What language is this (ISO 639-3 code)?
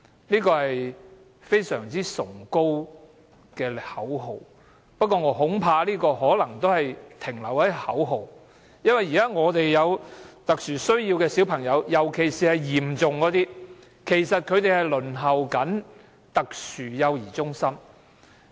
yue